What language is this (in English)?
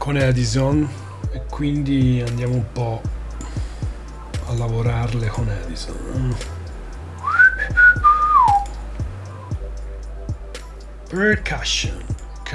Italian